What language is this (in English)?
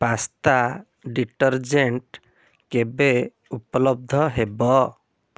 Odia